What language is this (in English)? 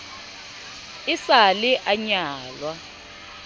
Southern Sotho